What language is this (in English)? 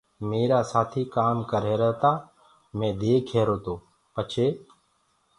Gurgula